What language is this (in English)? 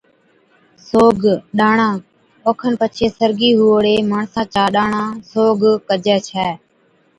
Od